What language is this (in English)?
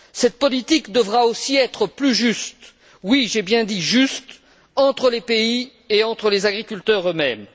French